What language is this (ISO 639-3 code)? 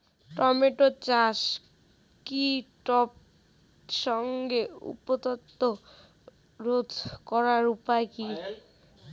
ben